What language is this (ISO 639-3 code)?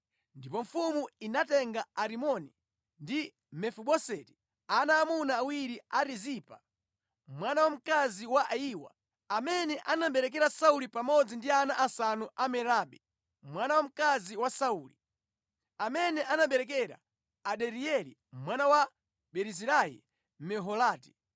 nya